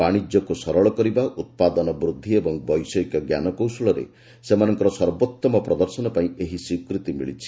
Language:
Odia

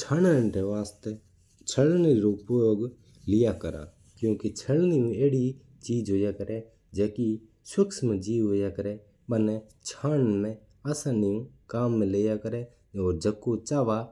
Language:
Mewari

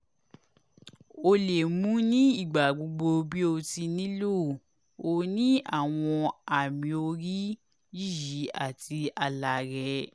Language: Yoruba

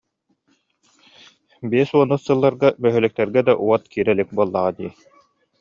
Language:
Yakut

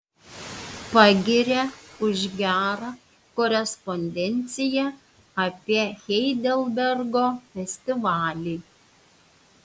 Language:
Lithuanian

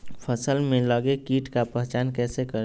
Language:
Magahi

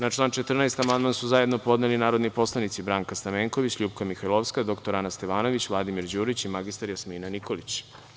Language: Serbian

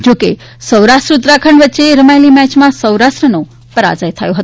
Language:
Gujarati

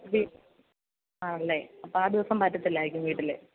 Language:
Malayalam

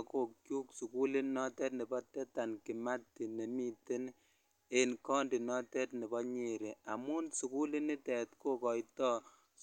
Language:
Kalenjin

